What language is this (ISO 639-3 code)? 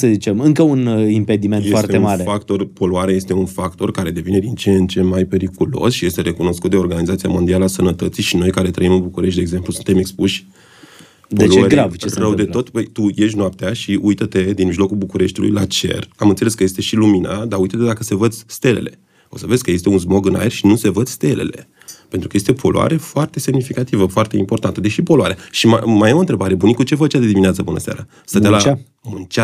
ron